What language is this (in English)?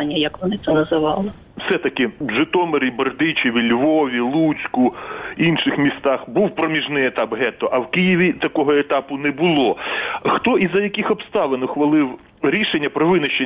Ukrainian